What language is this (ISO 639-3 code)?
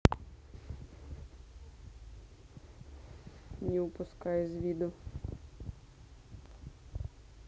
rus